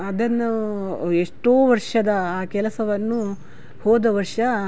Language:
Kannada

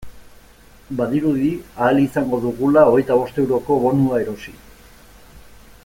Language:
Basque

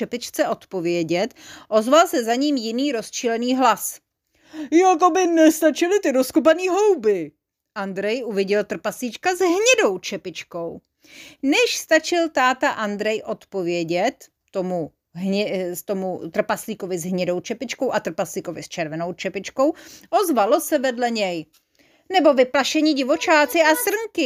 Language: Czech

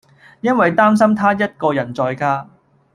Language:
Cantonese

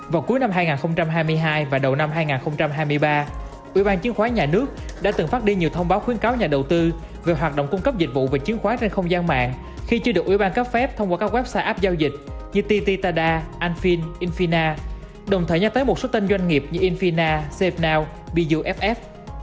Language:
Vietnamese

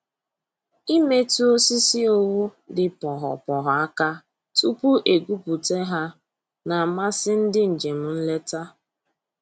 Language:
Igbo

